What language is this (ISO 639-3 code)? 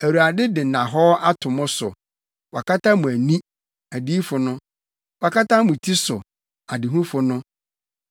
aka